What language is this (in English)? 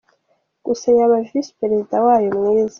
Kinyarwanda